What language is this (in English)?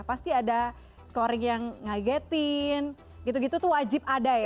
Indonesian